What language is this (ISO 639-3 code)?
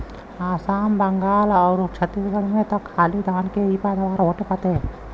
bho